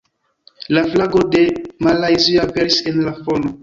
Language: Esperanto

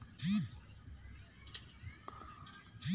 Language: Bhojpuri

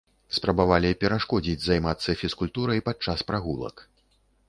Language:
Belarusian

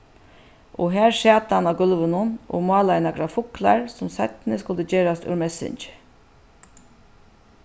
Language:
Faroese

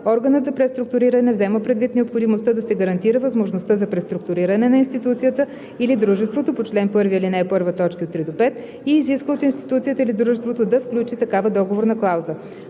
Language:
Bulgarian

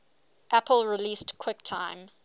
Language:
English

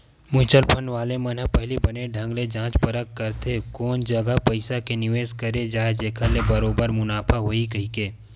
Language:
Chhattisgarhi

